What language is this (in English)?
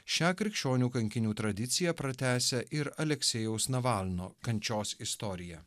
Lithuanian